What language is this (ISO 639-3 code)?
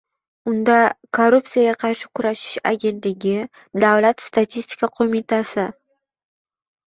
uzb